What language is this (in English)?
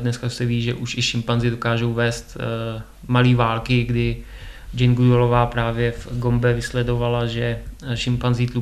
Czech